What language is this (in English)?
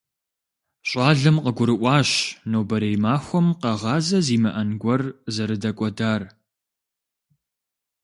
Kabardian